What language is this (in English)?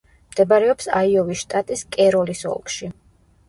Georgian